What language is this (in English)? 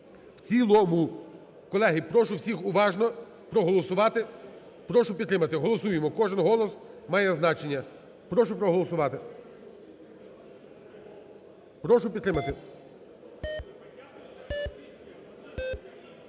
Ukrainian